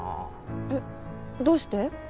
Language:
Japanese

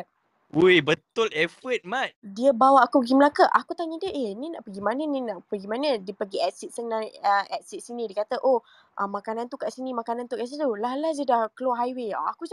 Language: Malay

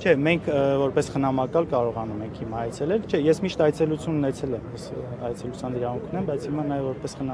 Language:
Turkish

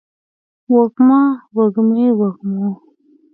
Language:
Pashto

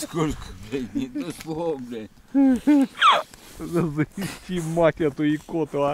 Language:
Russian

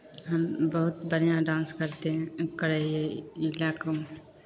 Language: Maithili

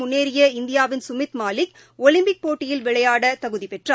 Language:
Tamil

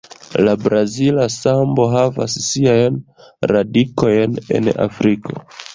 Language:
Esperanto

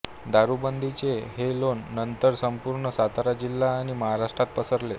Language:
Marathi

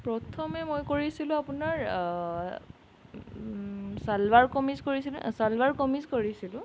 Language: Assamese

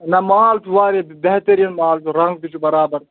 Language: Kashmiri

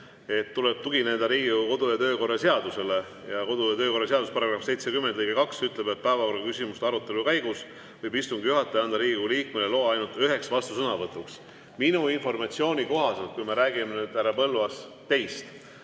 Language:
Estonian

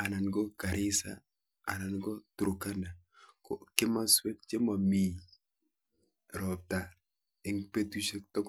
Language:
Kalenjin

